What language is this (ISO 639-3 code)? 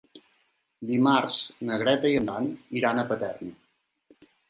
cat